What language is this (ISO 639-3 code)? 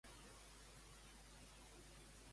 cat